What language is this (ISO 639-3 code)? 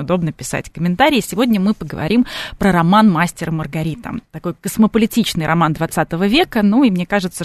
rus